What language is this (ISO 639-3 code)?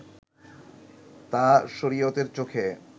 ben